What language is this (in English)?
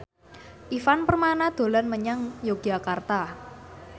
Javanese